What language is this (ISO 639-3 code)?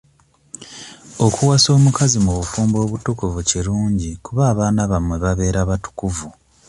lug